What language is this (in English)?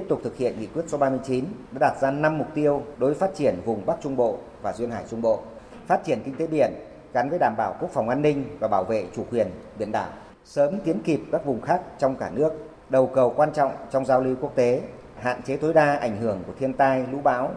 Vietnamese